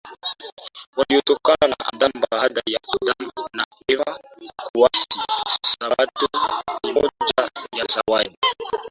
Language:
Swahili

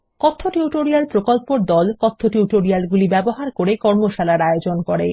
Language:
Bangla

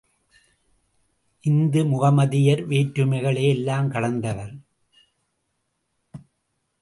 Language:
Tamil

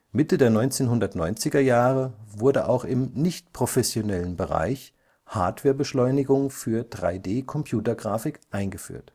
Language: German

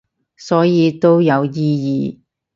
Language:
Cantonese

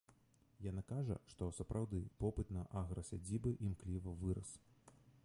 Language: Belarusian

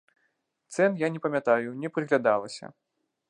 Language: Belarusian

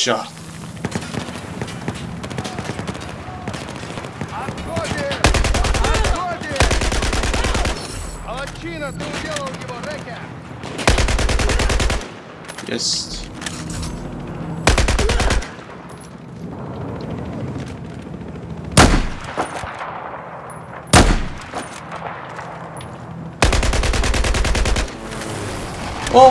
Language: Russian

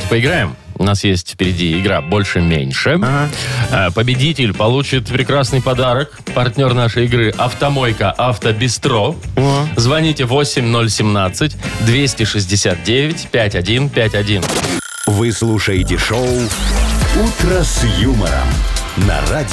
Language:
Russian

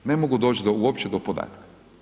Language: Croatian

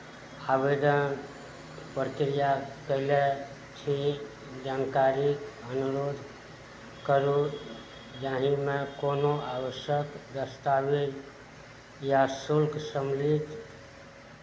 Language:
Maithili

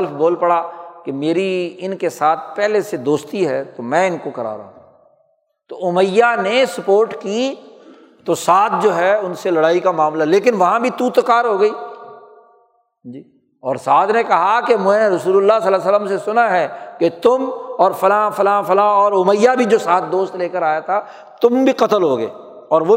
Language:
Urdu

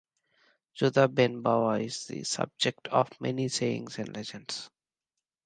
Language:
English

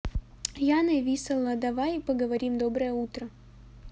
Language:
Russian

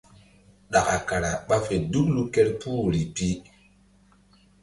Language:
Mbum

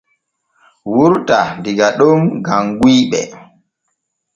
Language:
Borgu Fulfulde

